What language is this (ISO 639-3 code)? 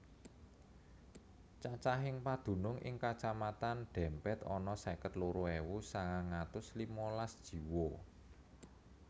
jav